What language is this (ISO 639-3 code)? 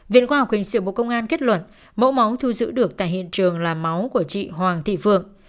vie